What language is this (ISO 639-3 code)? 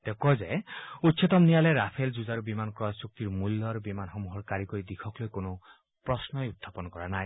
asm